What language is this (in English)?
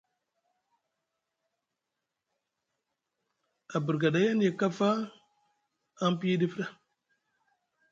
Musgu